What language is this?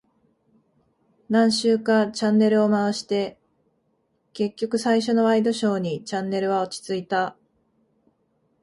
Japanese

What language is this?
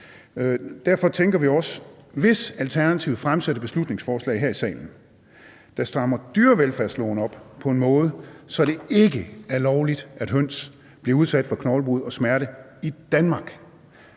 Danish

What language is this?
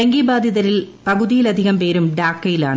Malayalam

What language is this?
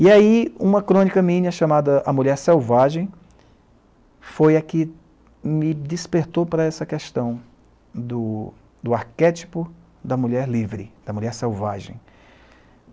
Portuguese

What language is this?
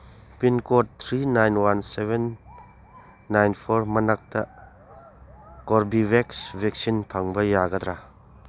Manipuri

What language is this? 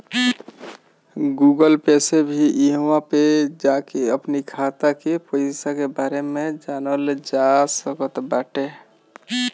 Bhojpuri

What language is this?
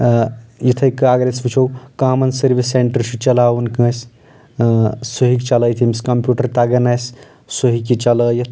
Kashmiri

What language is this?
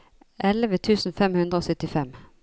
Norwegian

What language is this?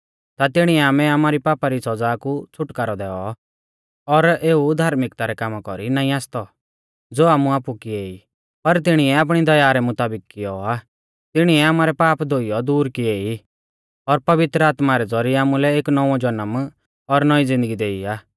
Mahasu Pahari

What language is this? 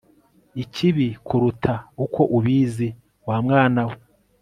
Kinyarwanda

